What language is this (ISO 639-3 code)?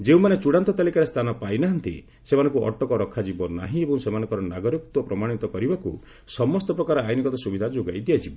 ori